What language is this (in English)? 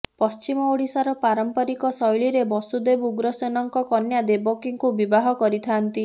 Odia